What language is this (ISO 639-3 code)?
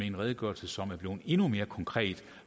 dan